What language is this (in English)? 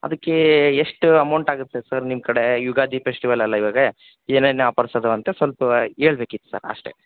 Kannada